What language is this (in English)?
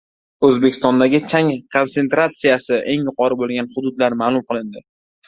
Uzbek